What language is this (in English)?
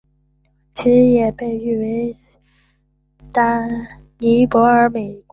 Chinese